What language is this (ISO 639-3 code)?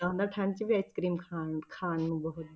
pan